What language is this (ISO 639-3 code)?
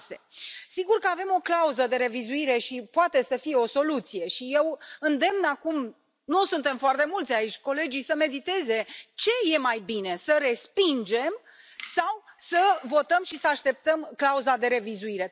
ron